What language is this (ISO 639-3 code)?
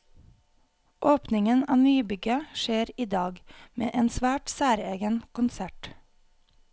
nor